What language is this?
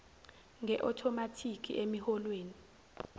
Zulu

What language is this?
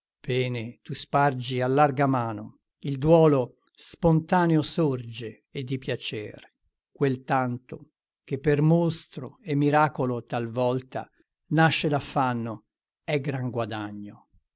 Italian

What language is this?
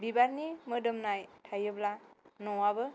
Bodo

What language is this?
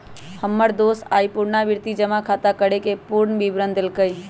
Magahi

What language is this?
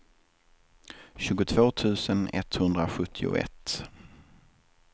Swedish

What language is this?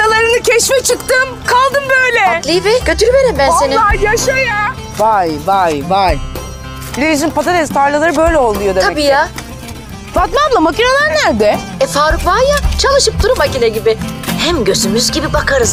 Turkish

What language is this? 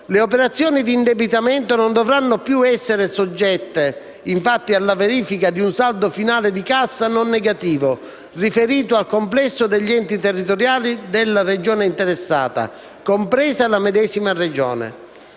Italian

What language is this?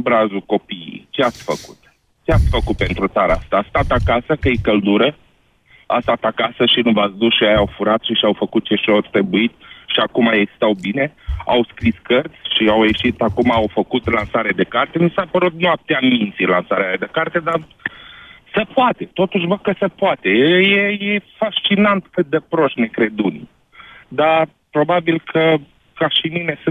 Romanian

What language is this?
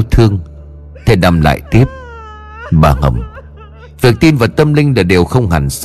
Vietnamese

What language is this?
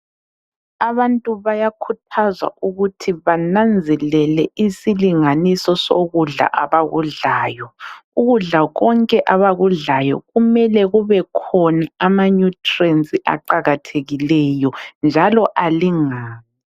North Ndebele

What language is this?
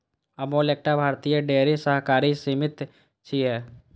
Maithili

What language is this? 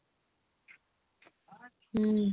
Odia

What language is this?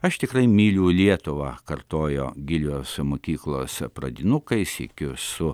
Lithuanian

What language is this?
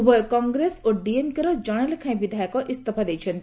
Odia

